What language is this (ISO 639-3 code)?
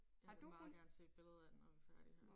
dan